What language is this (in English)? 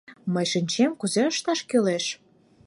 Mari